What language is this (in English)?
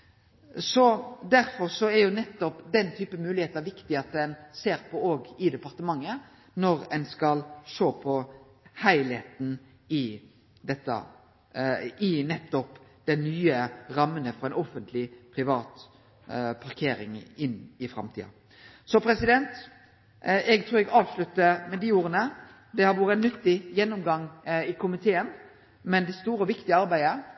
Norwegian Nynorsk